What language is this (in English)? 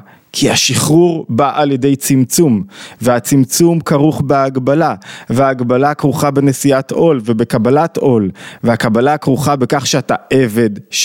Hebrew